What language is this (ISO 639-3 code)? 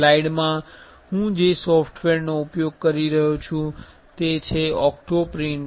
guj